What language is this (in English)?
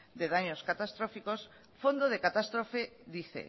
Spanish